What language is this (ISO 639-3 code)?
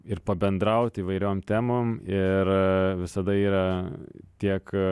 lit